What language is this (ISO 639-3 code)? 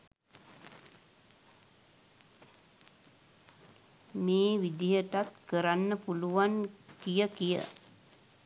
sin